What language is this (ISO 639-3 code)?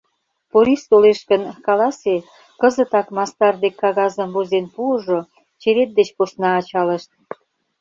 chm